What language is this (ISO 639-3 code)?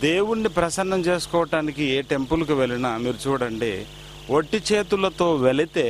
hin